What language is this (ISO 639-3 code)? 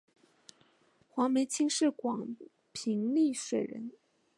zho